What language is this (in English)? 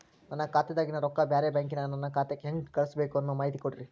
Kannada